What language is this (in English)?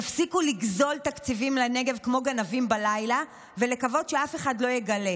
Hebrew